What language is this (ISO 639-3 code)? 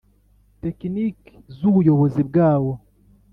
kin